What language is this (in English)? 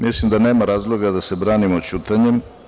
Serbian